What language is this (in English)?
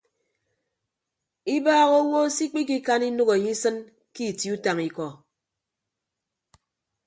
Ibibio